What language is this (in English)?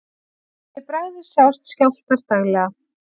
Icelandic